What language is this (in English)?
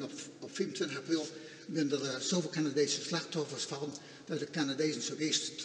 Dutch